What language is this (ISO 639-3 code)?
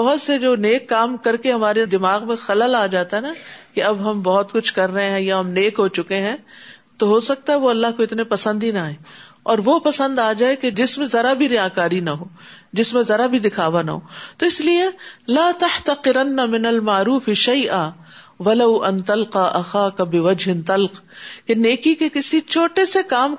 urd